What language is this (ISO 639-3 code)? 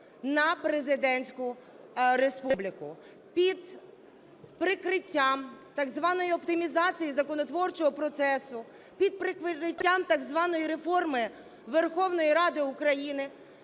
ukr